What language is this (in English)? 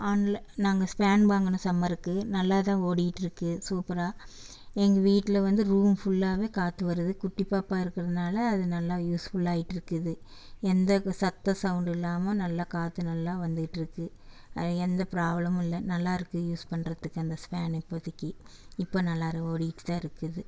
Tamil